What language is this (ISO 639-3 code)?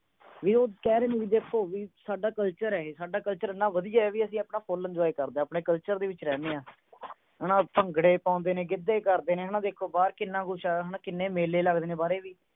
pan